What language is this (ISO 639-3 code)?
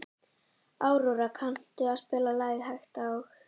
isl